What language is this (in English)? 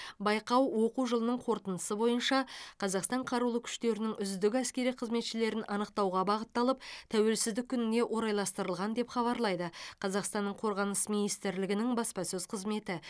Kazakh